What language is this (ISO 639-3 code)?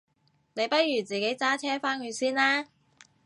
yue